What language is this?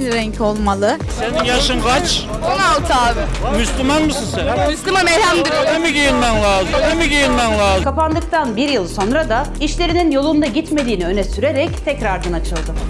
Turkish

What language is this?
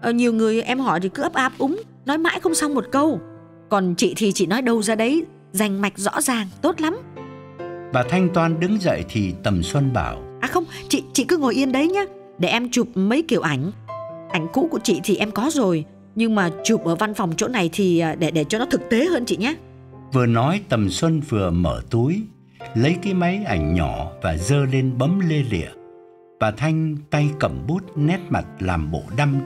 Vietnamese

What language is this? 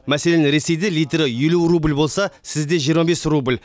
Kazakh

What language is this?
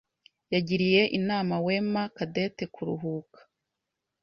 Kinyarwanda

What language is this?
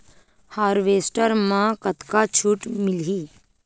Chhattisgarhi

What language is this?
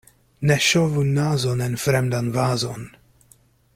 Esperanto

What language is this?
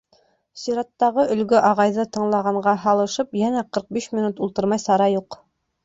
Bashkir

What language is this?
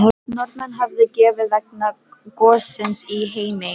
Icelandic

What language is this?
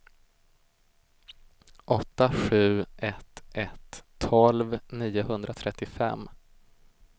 Swedish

